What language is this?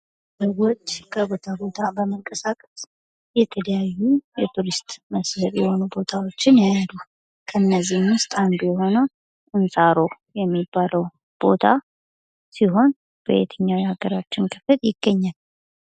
Amharic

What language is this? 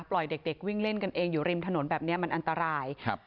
Thai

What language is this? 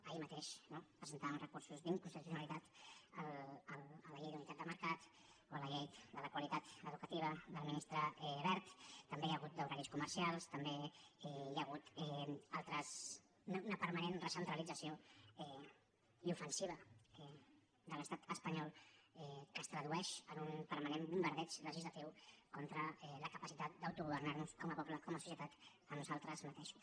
Catalan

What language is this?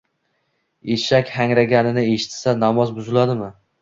Uzbek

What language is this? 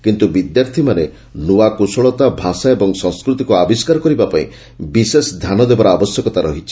Odia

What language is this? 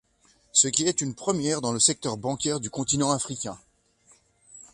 French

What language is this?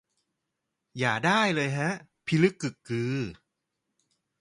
Thai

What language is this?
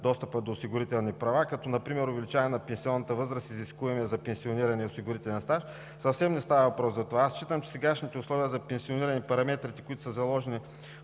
Bulgarian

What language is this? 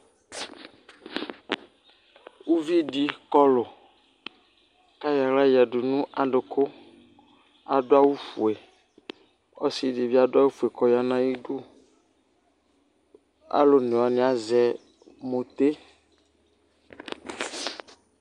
Ikposo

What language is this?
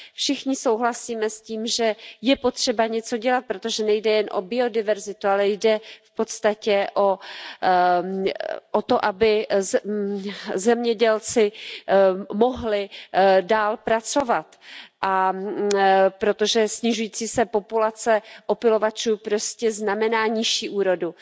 Czech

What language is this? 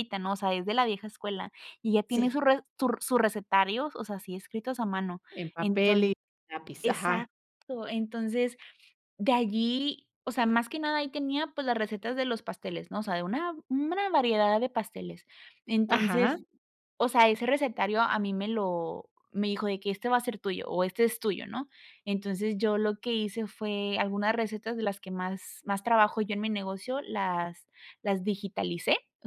Spanish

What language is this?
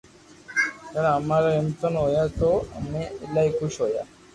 Loarki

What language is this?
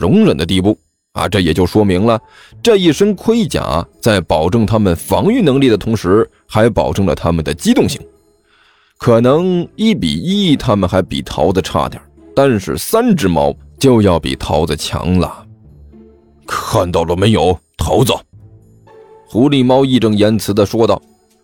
Chinese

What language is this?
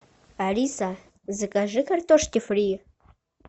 Russian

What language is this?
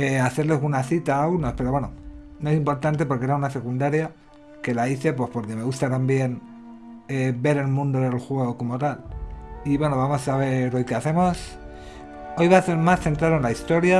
Spanish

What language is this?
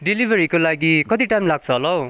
Nepali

